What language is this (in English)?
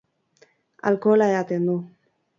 Basque